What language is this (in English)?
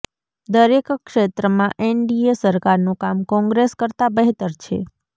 Gujarati